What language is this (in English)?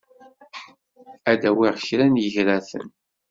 Kabyle